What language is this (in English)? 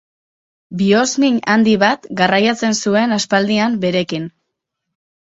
Basque